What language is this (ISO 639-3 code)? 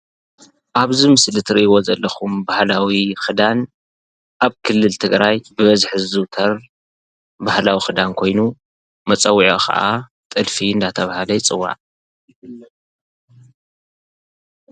tir